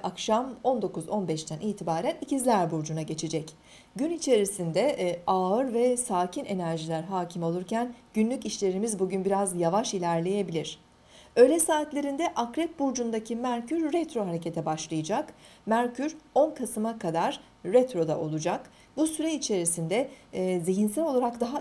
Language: Turkish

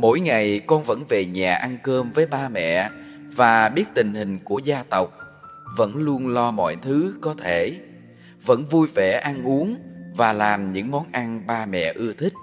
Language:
Vietnamese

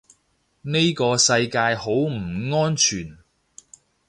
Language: Cantonese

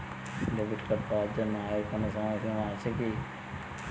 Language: Bangla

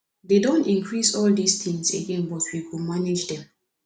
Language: Nigerian Pidgin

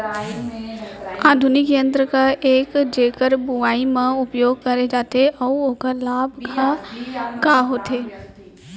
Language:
Chhattisgarhi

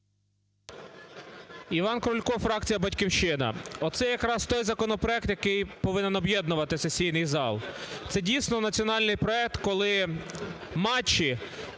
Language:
Ukrainian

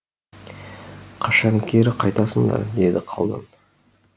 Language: Kazakh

